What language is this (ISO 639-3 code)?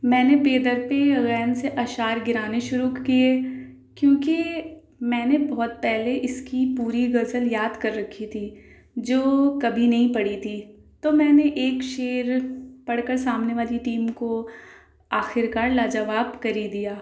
urd